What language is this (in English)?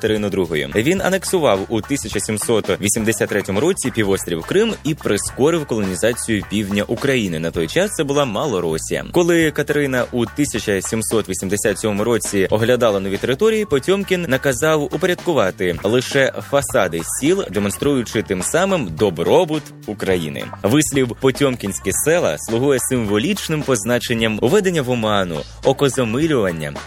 Ukrainian